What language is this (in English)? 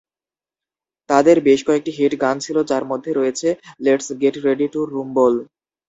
Bangla